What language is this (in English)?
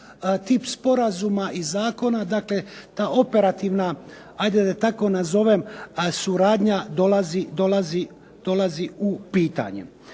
Croatian